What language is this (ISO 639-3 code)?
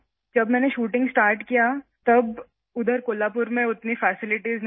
urd